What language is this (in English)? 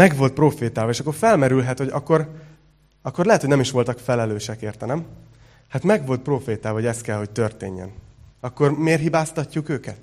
Hungarian